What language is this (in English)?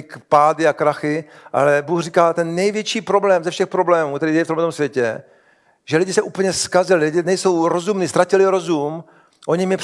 Czech